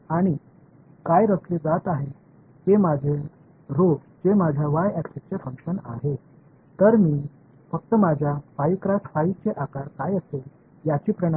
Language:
Tamil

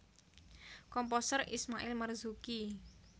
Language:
Javanese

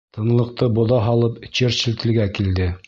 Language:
Bashkir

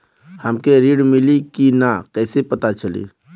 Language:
Bhojpuri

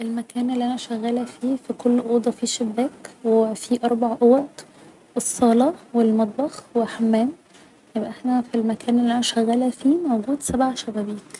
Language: Egyptian Arabic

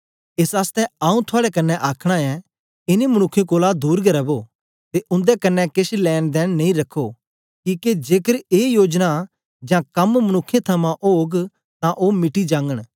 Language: Dogri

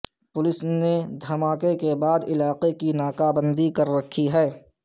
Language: Urdu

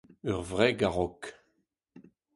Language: Breton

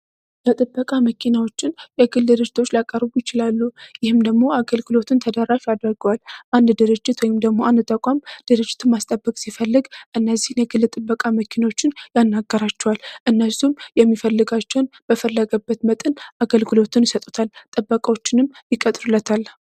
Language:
Amharic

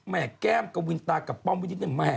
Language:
Thai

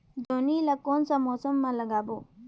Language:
Chhattisgarhi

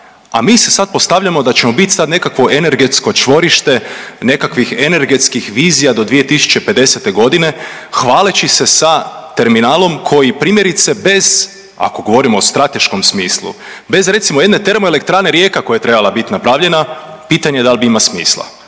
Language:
Croatian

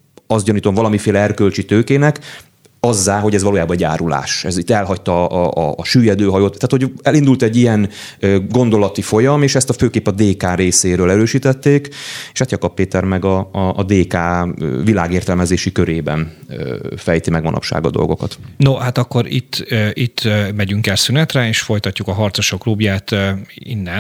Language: Hungarian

